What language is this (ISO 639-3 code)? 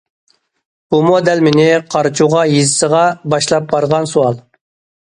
uig